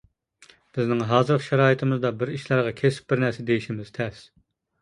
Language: Uyghur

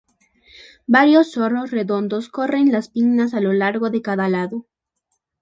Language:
Spanish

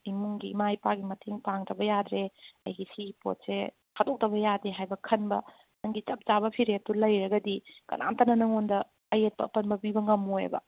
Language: Manipuri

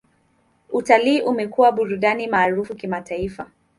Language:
Swahili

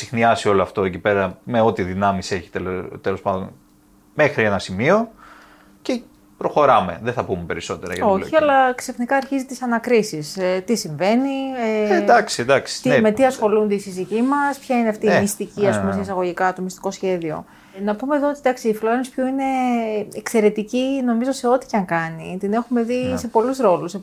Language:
Greek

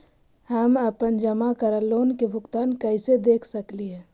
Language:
Magahi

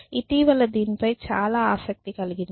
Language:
Telugu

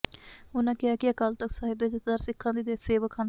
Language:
Punjabi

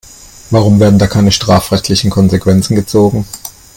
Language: German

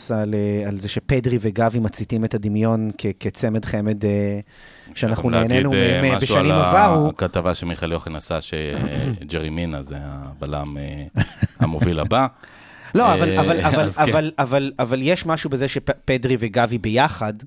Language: Hebrew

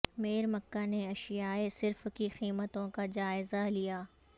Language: Urdu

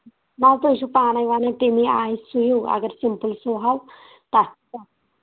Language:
Kashmiri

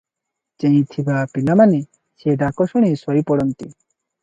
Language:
Odia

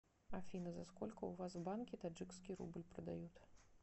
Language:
Russian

